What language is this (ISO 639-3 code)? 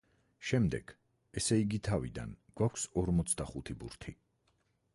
kat